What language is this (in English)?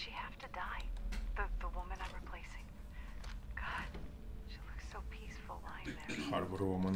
Romanian